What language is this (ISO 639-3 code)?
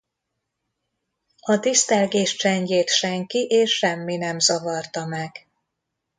hun